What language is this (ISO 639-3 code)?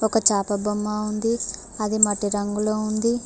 tel